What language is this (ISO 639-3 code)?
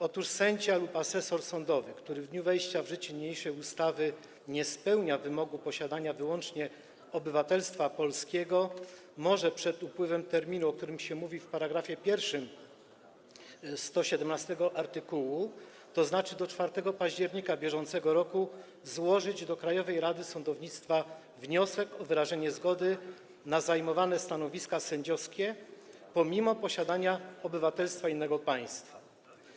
pol